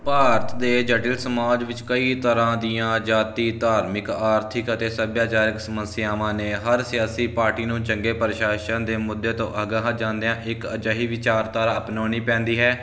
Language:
Punjabi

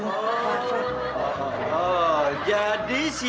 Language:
Indonesian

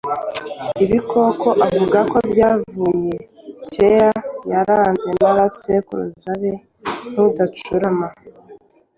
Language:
Kinyarwanda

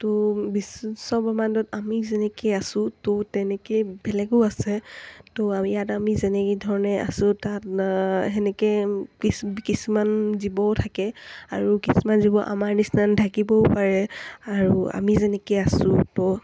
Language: Assamese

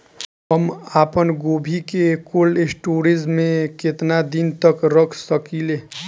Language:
Bhojpuri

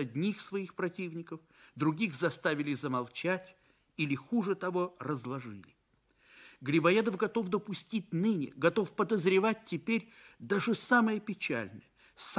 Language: Russian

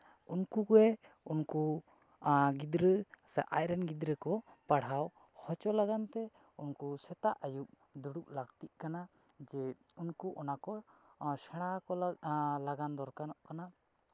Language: Santali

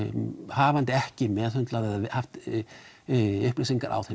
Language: Icelandic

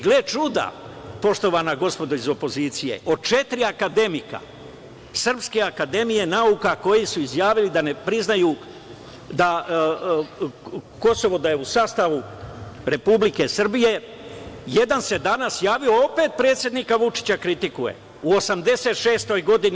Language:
Serbian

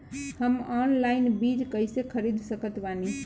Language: Bhojpuri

